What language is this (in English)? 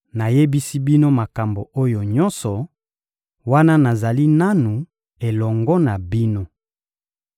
Lingala